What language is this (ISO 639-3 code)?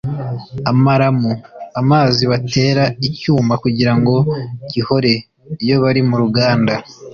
kin